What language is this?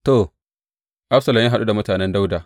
Hausa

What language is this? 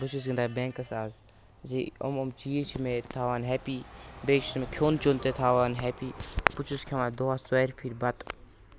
Kashmiri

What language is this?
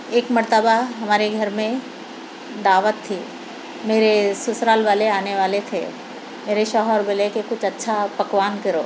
Urdu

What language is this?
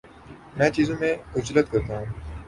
Urdu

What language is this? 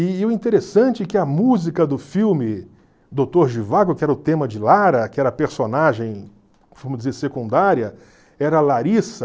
Portuguese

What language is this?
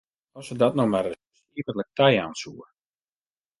Western Frisian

